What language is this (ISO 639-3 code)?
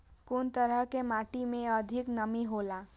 mai